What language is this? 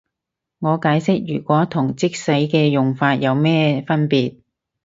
Cantonese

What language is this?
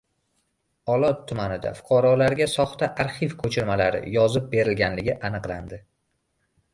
Uzbek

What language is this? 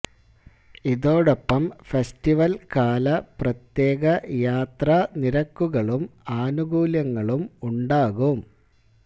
Malayalam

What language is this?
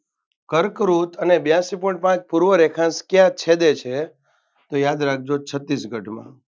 Gujarati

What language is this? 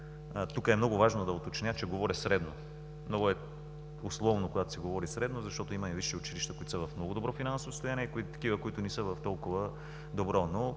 Bulgarian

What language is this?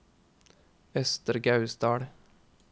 Norwegian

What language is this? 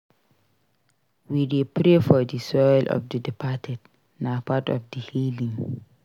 Nigerian Pidgin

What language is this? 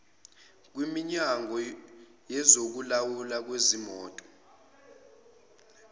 Zulu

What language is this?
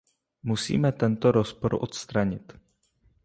Czech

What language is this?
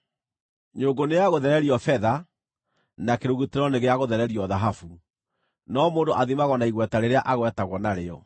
Kikuyu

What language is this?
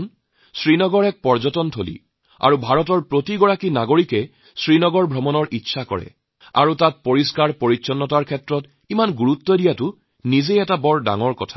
Assamese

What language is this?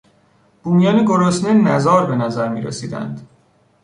Persian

